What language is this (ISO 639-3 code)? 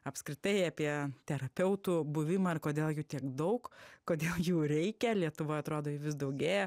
lit